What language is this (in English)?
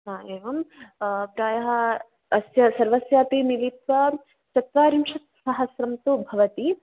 Sanskrit